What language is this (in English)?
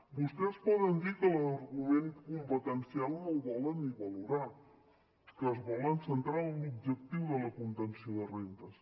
Catalan